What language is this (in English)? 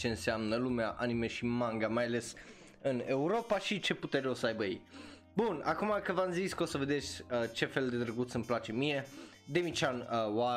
Romanian